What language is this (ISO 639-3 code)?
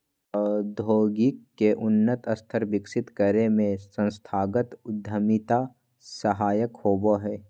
mag